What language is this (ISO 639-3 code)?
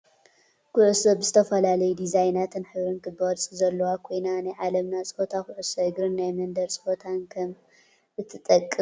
tir